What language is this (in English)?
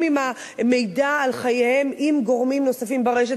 Hebrew